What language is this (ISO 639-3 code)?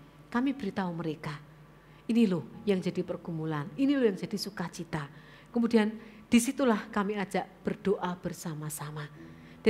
ind